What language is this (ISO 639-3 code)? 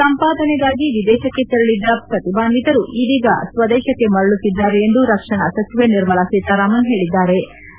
kan